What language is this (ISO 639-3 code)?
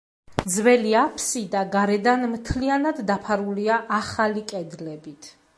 kat